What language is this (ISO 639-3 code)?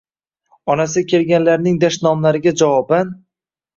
uzb